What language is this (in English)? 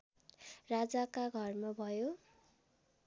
Nepali